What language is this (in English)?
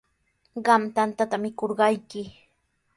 Sihuas Ancash Quechua